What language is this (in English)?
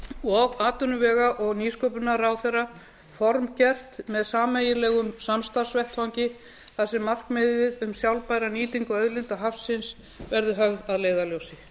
Icelandic